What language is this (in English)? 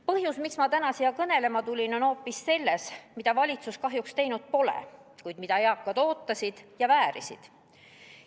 Estonian